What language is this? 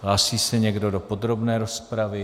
Czech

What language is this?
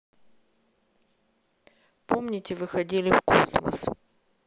Russian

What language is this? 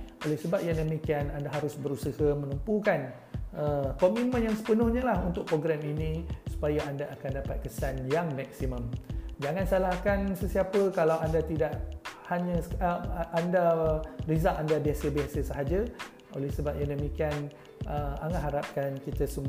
Malay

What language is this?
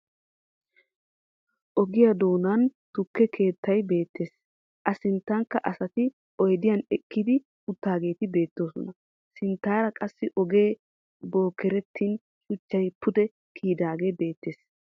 Wolaytta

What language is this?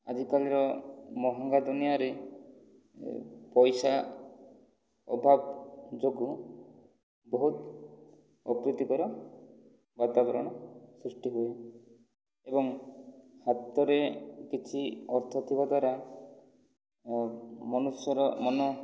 Odia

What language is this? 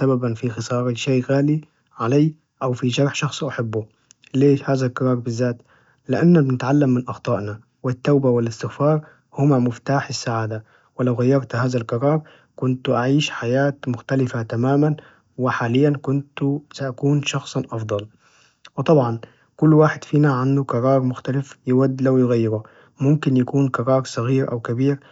Najdi Arabic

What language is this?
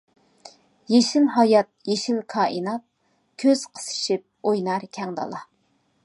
Uyghur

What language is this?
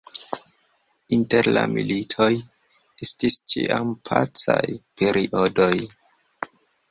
Esperanto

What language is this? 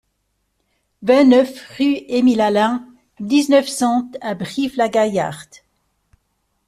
French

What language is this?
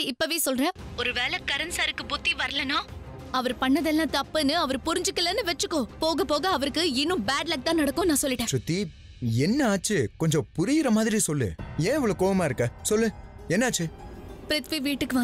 Hindi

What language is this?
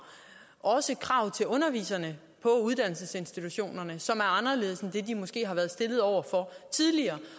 Danish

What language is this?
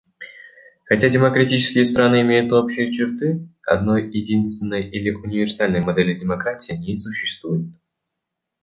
Russian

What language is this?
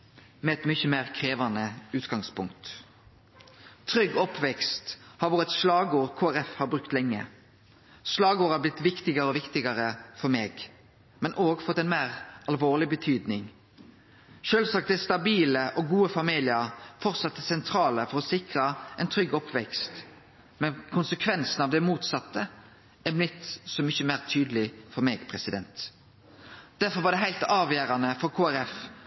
Norwegian Nynorsk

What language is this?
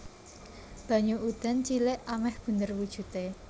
Javanese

